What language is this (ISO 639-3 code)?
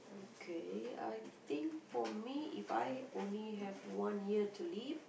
eng